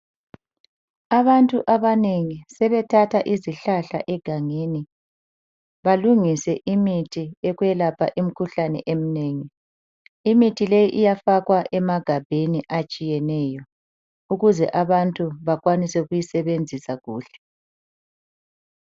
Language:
North Ndebele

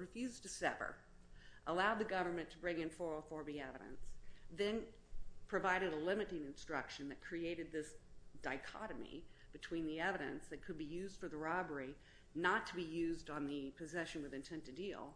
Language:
English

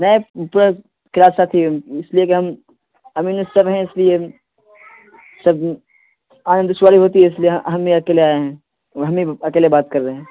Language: Urdu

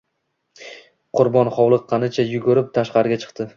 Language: Uzbek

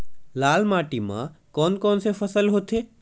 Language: Chhattisgarhi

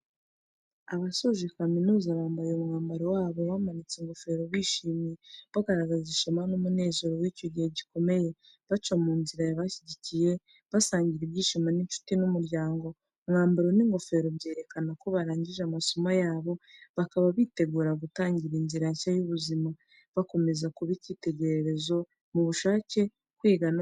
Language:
Kinyarwanda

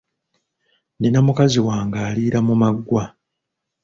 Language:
Ganda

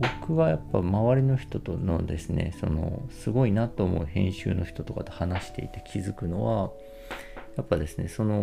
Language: Japanese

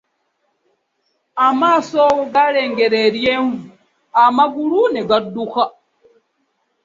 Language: Ganda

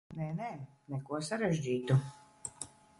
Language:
Latvian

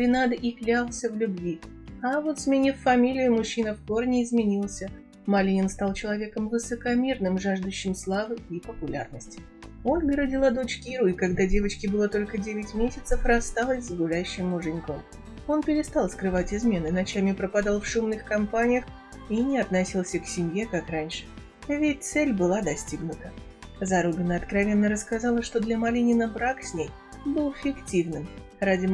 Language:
Russian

